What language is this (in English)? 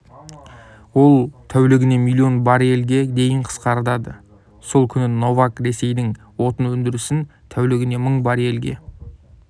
Kazakh